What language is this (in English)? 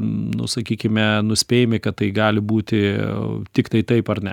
Lithuanian